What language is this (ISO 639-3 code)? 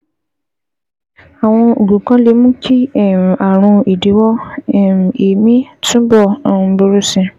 yor